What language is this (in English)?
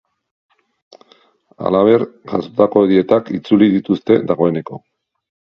Basque